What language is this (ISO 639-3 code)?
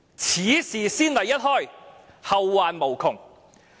yue